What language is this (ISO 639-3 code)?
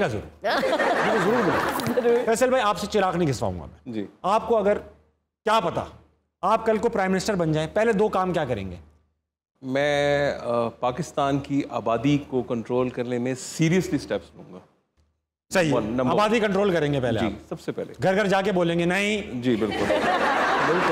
hin